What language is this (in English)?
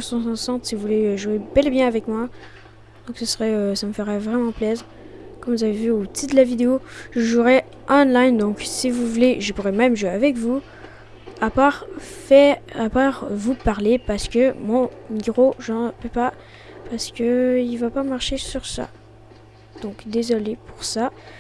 French